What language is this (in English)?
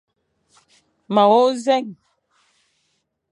Fang